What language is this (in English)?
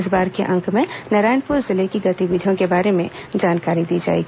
Hindi